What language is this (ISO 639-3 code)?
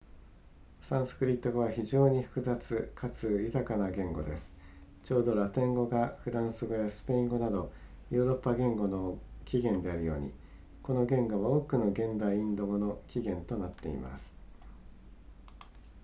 jpn